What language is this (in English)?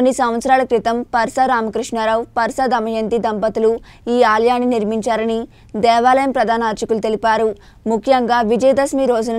Indonesian